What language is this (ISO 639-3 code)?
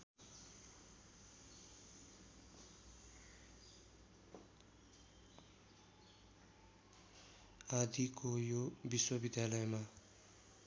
nep